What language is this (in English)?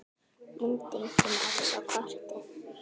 Icelandic